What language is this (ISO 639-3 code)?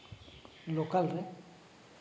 sat